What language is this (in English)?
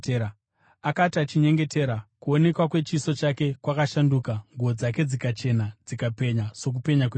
Shona